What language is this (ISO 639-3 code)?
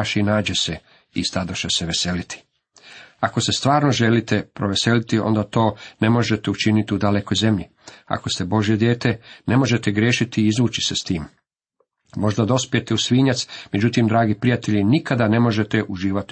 hrv